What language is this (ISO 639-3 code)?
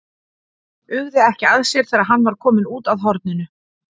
isl